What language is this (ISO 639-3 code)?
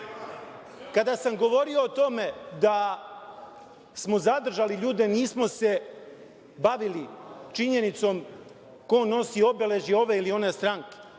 srp